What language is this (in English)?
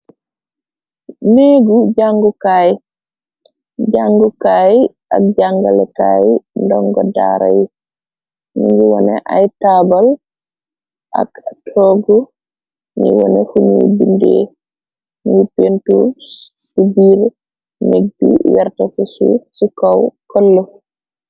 Wolof